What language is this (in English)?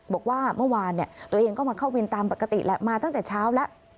Thai